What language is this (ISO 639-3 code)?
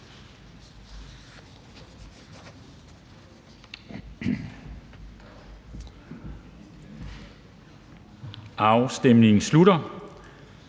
dan